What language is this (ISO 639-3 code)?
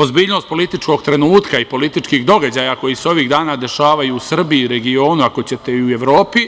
srp